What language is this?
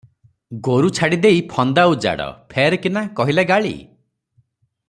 Odia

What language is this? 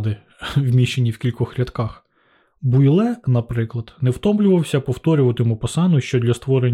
Ukrainian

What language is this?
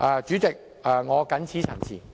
Cantonese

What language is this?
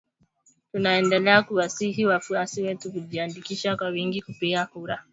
Swahili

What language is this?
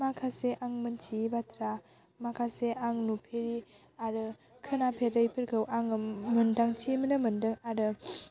Bodo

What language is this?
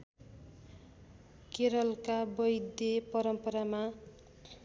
Nepali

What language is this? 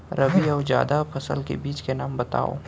Chhattisgarhi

